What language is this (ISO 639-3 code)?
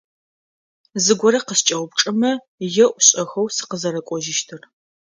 ady